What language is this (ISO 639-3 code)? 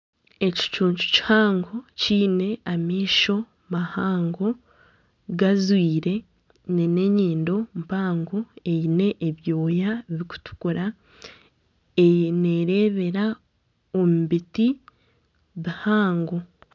nyn